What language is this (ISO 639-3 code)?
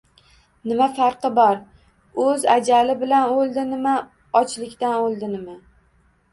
uzb